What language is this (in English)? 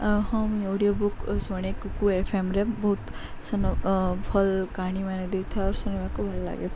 Odia